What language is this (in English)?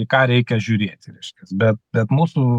Lithuanian